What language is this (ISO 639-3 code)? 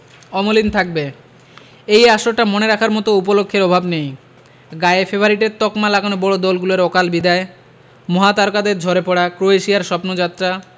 ben